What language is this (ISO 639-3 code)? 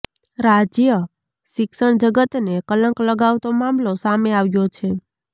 guj